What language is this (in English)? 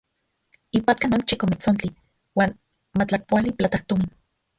Central Puebla Nahuatl